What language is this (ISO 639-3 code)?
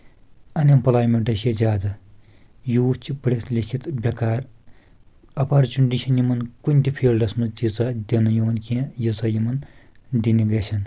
kas